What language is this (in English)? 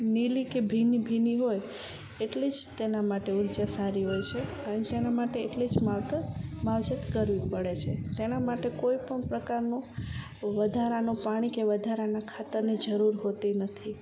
Gujarati